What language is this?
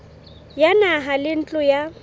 Southern Sotho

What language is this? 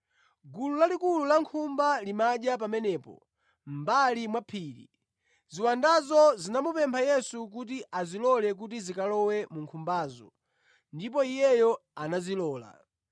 Nyanja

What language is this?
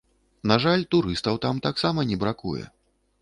Belarusian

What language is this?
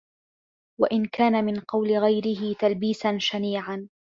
Arabic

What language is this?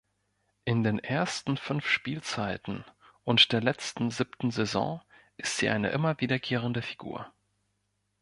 German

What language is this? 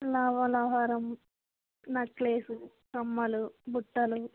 Telugu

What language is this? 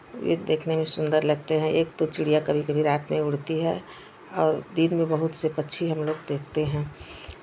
Hindi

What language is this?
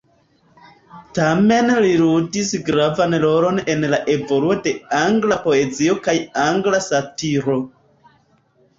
Esperanto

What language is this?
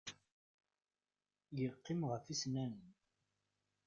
Kabyle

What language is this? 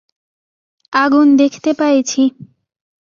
Bangla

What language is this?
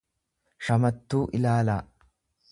Oromo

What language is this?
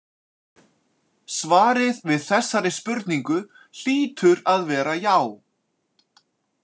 Icelandic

